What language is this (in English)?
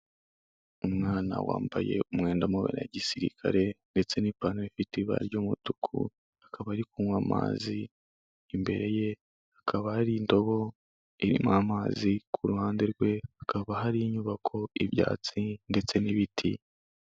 Kinyarwanda